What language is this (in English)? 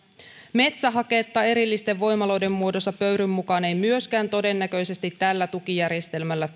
Finnish